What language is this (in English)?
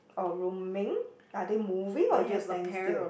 English